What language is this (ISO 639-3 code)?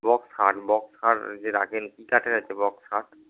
ben